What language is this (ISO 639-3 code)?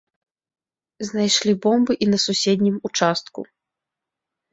bel